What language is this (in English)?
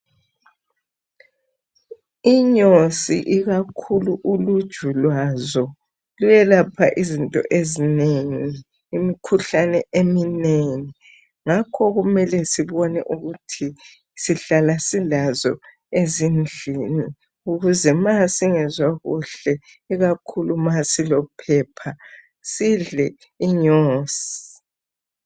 North Ndebele